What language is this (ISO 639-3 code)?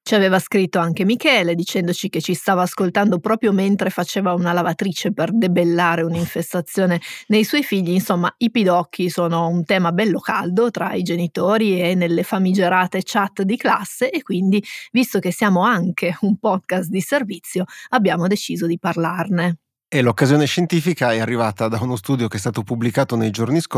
ita